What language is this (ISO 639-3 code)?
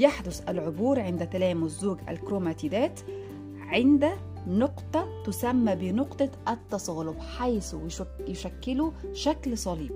ara